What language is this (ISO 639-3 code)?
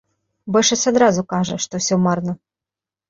bel